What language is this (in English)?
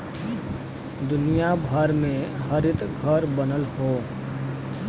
Bhojpuri